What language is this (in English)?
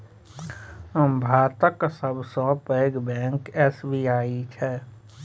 Maithili